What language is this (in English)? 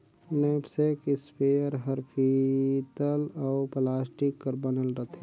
Chhattisgarhi